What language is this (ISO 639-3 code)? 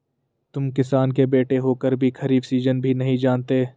hin